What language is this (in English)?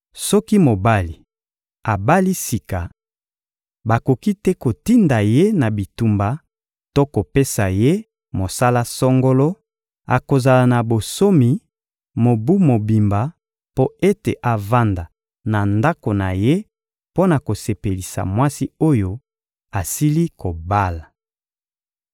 Lingala